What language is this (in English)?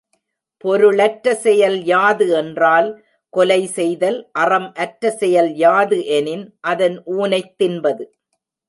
Tamil